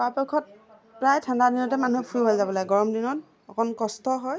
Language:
Assamese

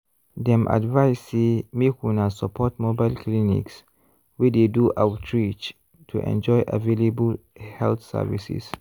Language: Nigerian Pidgin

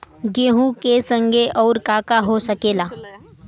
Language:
Bhojpuri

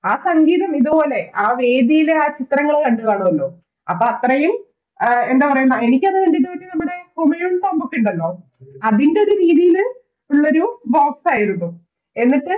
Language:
Malayalam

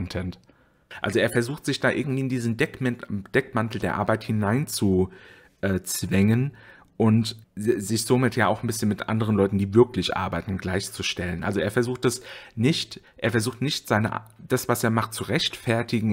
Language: German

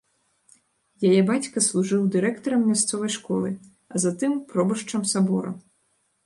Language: Belarusian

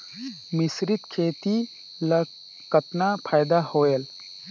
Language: Chhattisgarhi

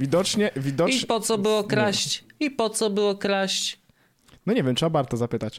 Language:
Polish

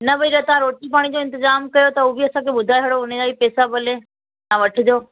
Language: Sindhi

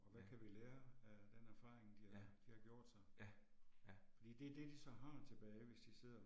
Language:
Danish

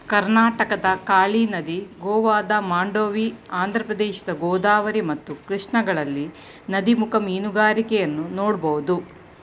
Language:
Kannada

